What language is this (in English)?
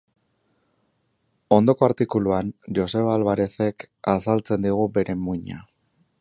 Basque